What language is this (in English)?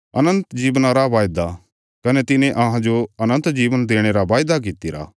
Bilaspuri